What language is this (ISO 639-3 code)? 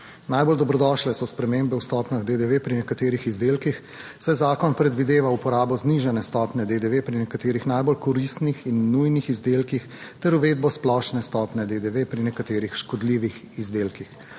slv